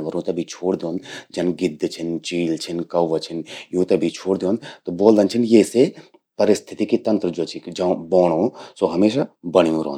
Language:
Garhwali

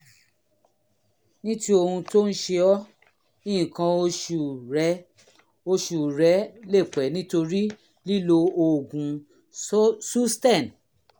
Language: Yoruba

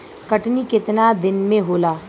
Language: Bhojpuri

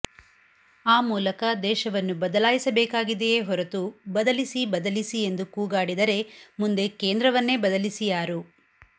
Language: Kannada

